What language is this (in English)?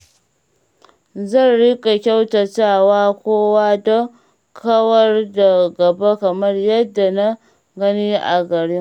Hausa